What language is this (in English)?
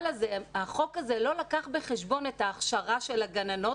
Hebrew